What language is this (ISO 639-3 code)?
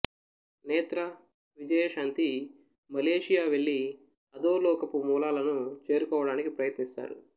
tel